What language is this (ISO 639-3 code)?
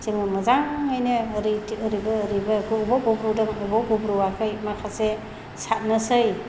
brx